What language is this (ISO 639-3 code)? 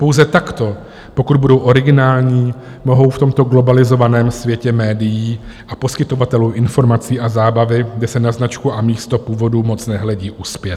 ces